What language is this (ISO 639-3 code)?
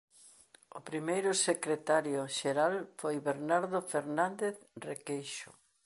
glg